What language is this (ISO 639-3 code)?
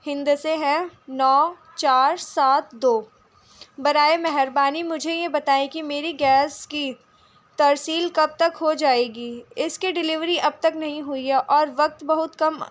urd